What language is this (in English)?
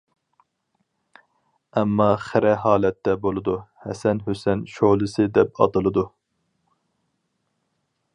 Uyghur